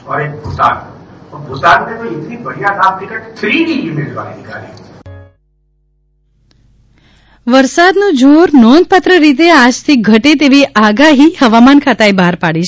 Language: Gujarati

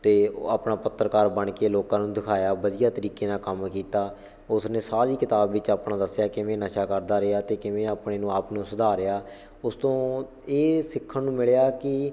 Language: Punjabi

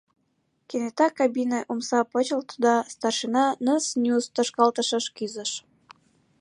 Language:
Mari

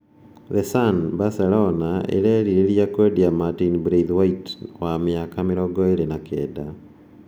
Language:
Kikuyu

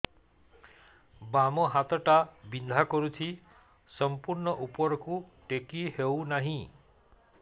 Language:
Odia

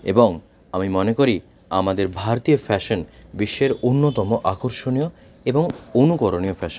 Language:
Bangla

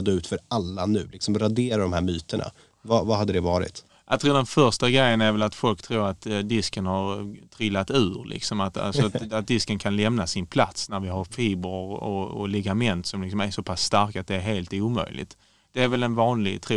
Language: Swedish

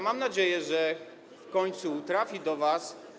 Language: Polish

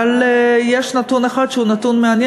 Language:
Hebrew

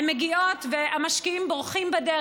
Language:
Hebrew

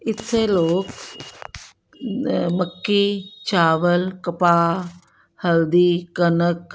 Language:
Punjabi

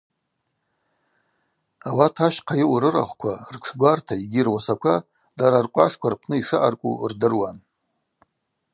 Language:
Abaza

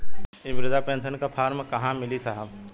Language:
Bhojpuri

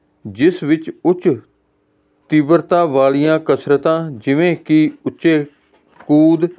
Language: Punjabi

